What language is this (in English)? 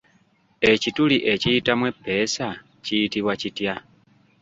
Ganda